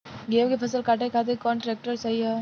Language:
Bhojpuri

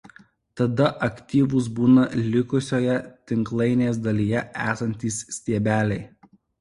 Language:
Lithuanian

